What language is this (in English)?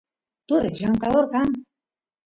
Santiago del Estero Quichua